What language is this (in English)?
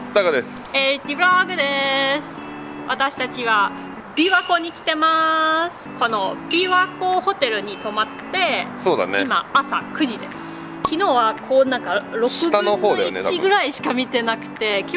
Japanese